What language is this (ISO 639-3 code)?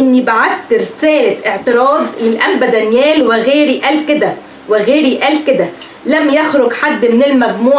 ara